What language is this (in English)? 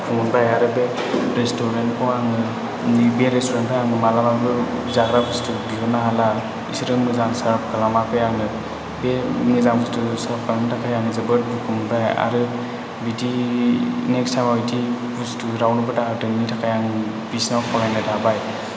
Bodo